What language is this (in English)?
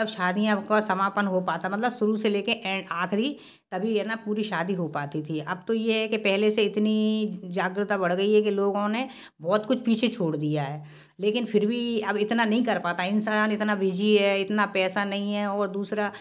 Hindi